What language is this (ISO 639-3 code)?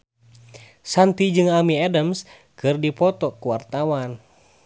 sun